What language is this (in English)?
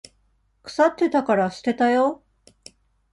Japanese